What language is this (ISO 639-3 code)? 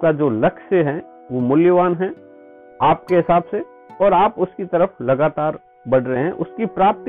hin